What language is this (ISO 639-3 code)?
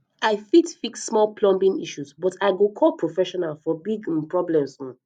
pcm